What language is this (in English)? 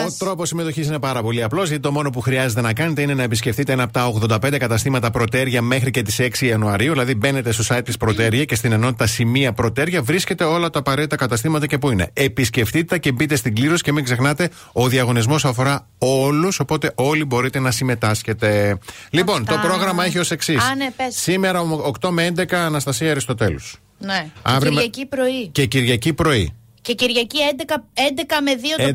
Greek